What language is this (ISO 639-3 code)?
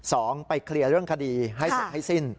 tha